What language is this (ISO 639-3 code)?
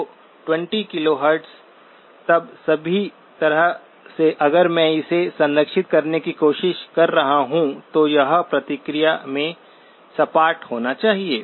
hin